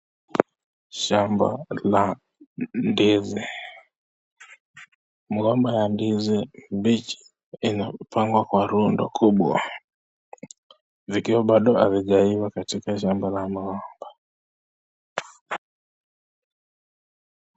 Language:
Swahili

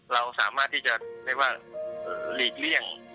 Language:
Thai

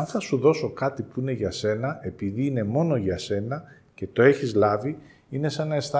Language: Greek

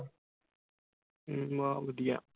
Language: Punjabi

